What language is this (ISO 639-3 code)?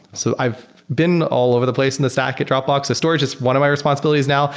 eng